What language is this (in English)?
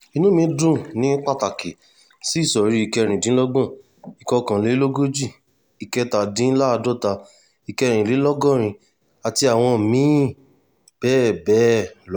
Yoruba